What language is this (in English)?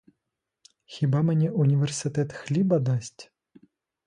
Ukrainian